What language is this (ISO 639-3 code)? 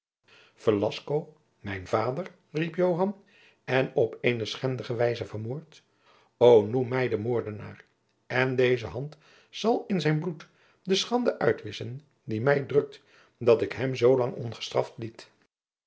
nld